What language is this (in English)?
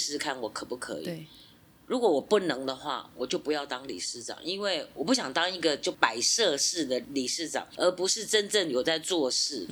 Chinese